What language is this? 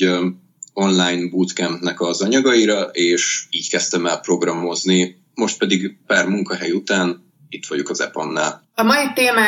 Hungarian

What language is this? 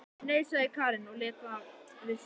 Icelandic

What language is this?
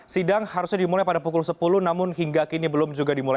Indonesian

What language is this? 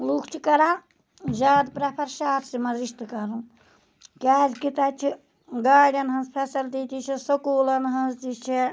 Kashmiri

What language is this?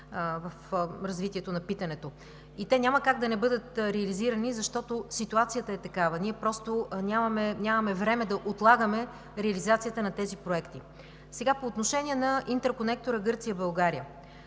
Bulgarian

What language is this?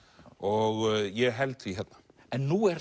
Icelandic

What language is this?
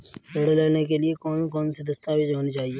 Hindi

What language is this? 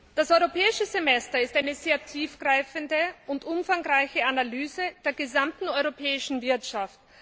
German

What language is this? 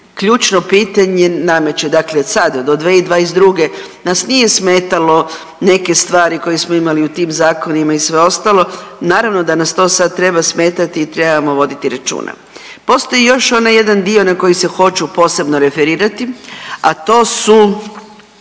Croatian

